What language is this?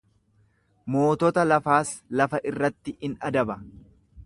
Oromo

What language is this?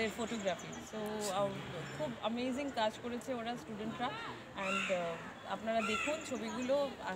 Hindi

